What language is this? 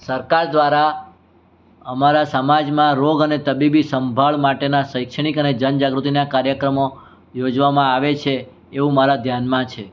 Gujarati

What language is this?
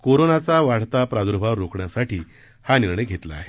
Marathi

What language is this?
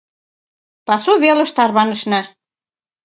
Mari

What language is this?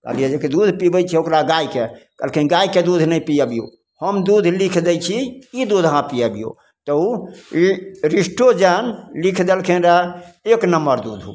Maithili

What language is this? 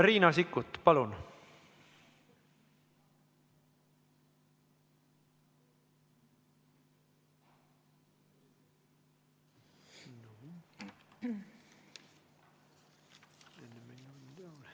Estonian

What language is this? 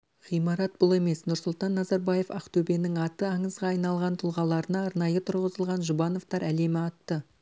Kazakh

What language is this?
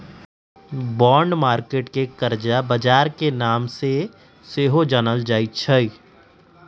Magahi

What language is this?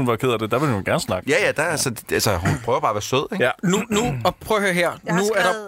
Danish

